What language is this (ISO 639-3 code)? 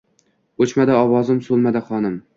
uzb